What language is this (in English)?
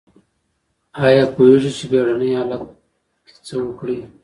Pashto